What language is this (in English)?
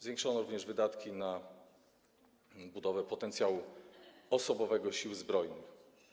Polish